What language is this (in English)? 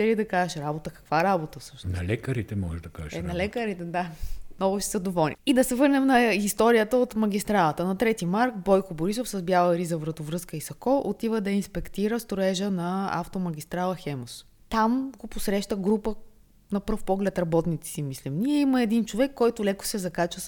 Bulgarian